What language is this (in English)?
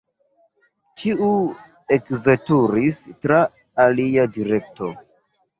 Esperanto